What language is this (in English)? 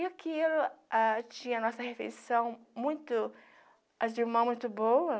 Portuguese